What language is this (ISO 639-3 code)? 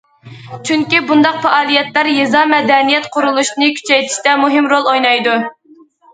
uig